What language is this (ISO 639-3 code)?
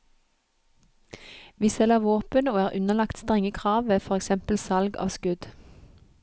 nor